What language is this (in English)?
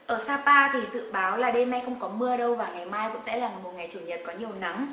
Vietnamese